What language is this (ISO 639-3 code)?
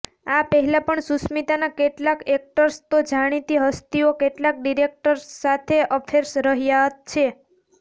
guj